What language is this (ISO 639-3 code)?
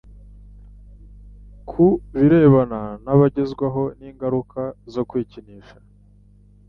kin